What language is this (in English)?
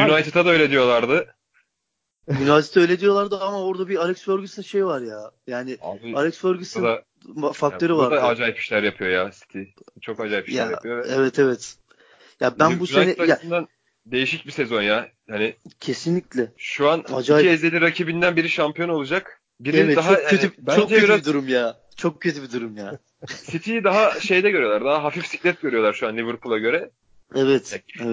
Turkish